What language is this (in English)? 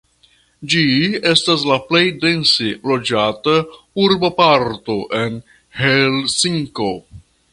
Esperanto